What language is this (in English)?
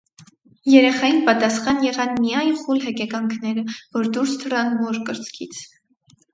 Armenian